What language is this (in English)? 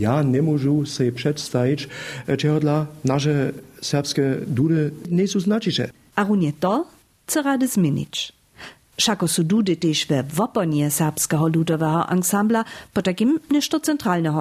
Czech